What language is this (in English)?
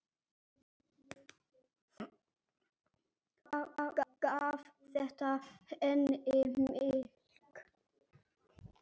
Icelandic